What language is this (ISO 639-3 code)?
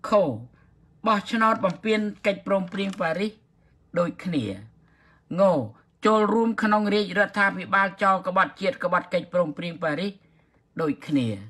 tha